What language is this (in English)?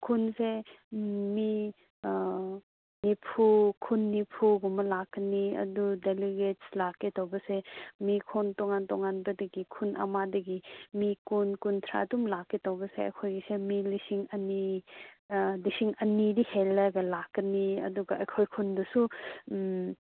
Manipuri